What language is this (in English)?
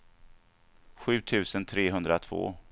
Swedish